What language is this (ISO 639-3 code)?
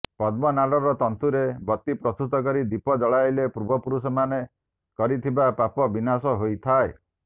ori